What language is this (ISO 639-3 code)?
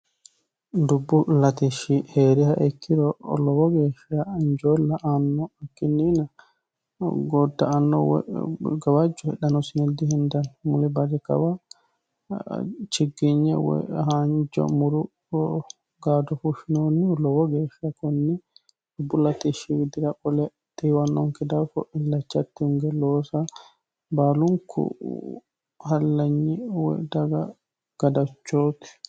sid